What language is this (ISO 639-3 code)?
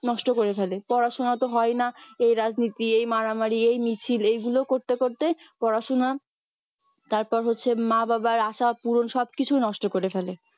ben